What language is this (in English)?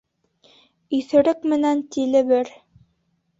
Bashkir